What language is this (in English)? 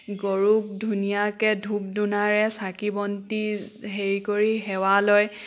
Assamese